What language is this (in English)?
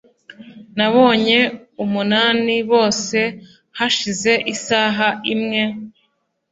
Kinyarwanda